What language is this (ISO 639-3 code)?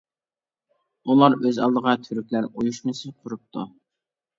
uig